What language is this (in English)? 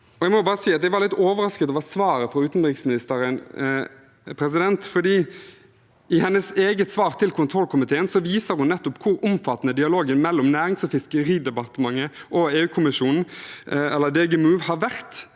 Norwegian